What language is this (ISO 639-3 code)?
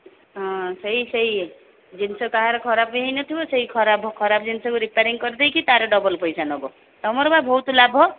ori